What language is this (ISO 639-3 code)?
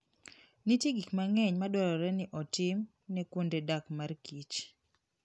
luo